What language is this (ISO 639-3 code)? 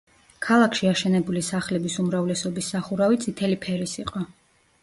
kat